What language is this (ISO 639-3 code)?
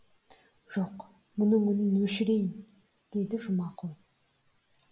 kaz